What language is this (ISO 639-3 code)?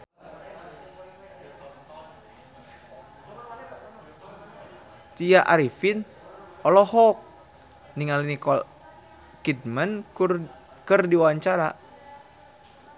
sun